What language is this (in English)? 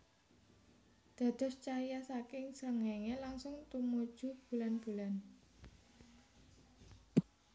Javanese